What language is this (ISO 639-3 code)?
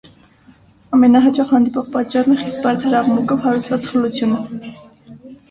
hye